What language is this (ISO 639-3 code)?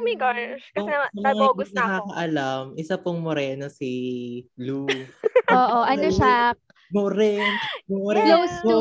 fil